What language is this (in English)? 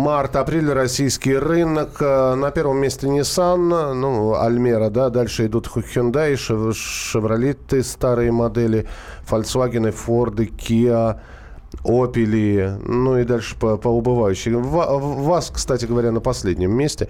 Russian